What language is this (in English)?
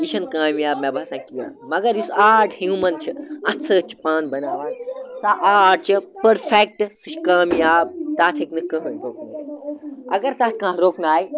Kashmiri